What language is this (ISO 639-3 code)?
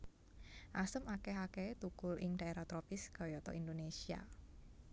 jav